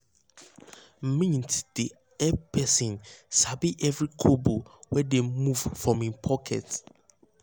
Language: Nigerian Pidgin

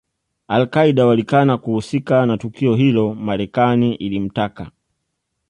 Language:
Swahili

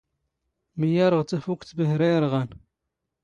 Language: Standard Moroccan Tamazight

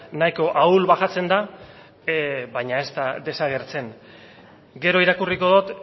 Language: Basque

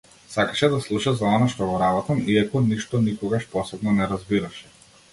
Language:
Macedonian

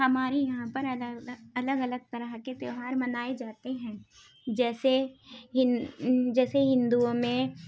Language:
Urdu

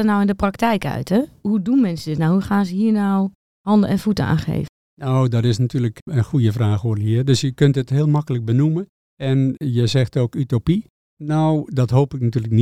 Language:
Dutch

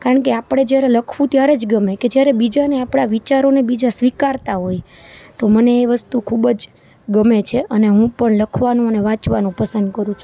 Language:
Gujarati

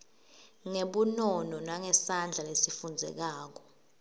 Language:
Swati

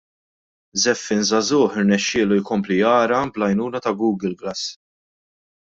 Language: Maltese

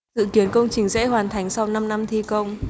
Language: Vietnamese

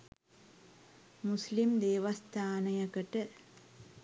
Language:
Sinhala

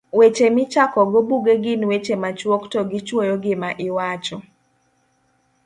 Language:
Luo (Kenya and Tanzania)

